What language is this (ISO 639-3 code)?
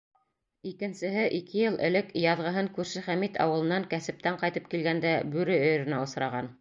bak